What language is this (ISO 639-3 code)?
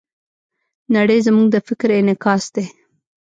pus